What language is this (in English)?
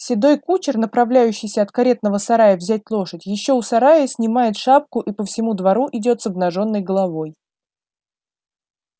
Russian